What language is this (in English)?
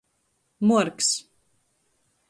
Latgalian